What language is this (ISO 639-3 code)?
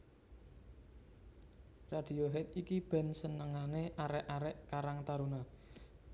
jav